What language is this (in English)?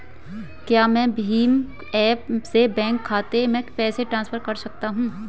Hindi